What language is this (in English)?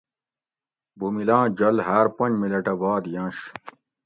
Gawri